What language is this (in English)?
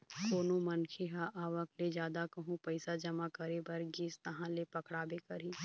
Chhattisgarhi